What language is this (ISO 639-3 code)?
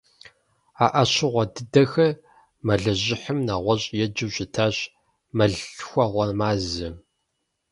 kbd